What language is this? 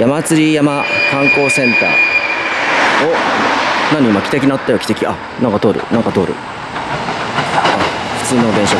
Japanese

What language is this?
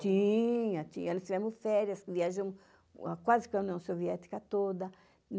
Portuguese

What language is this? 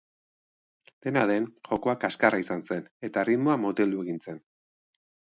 Basque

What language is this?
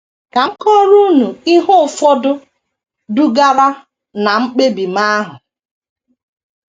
Igbo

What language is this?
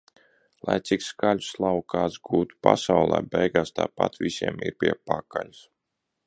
Latvian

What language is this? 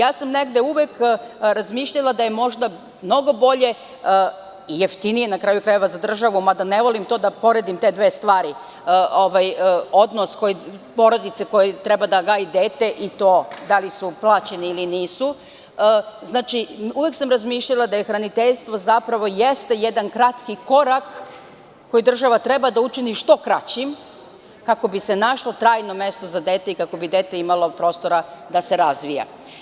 Serbian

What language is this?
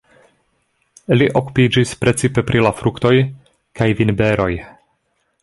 Esperanto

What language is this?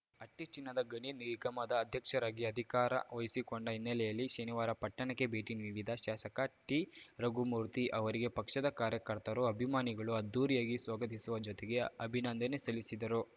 Kannada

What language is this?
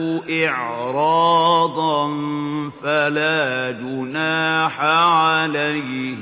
Arabic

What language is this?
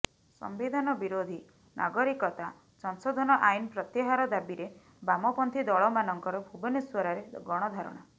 Odia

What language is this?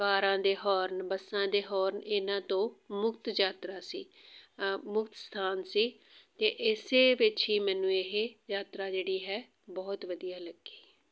Punjabi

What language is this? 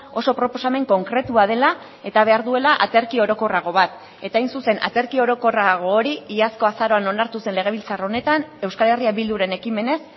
Basque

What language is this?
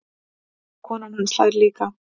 Icelandic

